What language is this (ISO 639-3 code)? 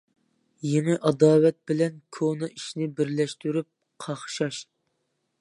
uig